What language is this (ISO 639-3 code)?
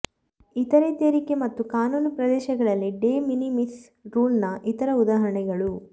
kan